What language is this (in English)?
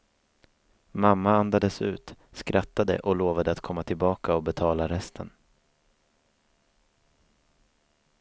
Swedish